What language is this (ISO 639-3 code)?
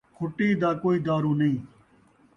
skr